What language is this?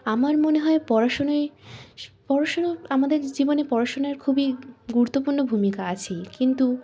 Bangla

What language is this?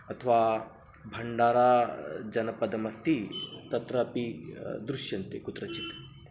Sanskrit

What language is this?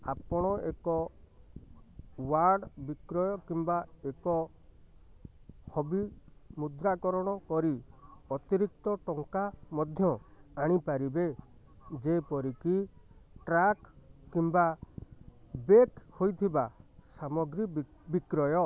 Odia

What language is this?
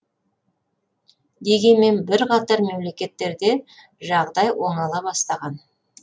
Kazakh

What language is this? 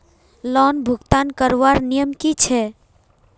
Magahi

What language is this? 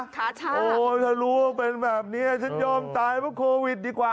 Thai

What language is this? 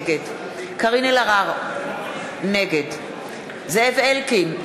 Hebrew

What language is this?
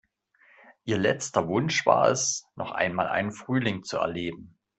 German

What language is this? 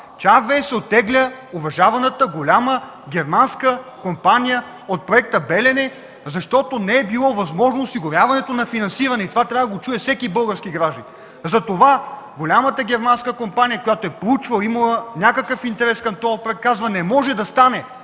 Bulgarian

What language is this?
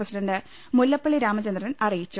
Malayalam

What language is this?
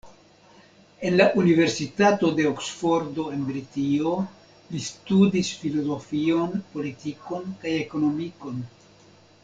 Esperanto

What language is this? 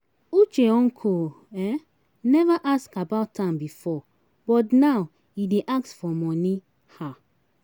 Nigerian Pidgin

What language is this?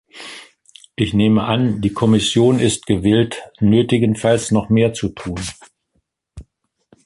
German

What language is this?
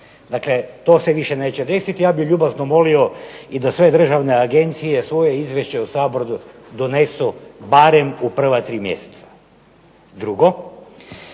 Croatian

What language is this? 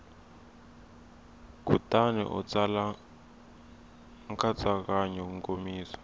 Tsonga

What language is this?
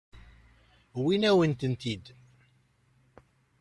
Kabyle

